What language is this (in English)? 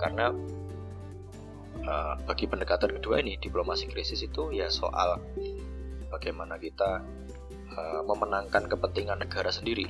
Indonesian